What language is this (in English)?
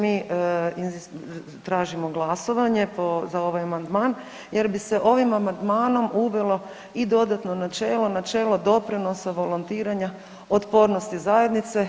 Croatian